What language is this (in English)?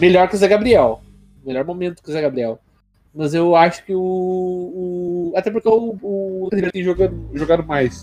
Portuguese